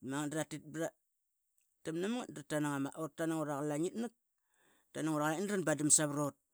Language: Qaqet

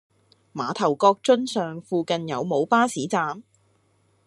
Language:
Cantonese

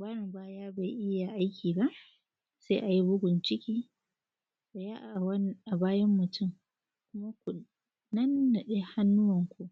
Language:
Hausa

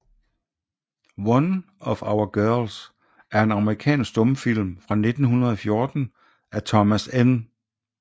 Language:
Danish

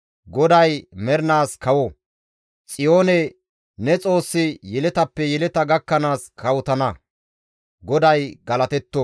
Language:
Gamo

